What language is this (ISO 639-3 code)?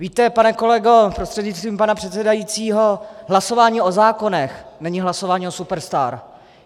ces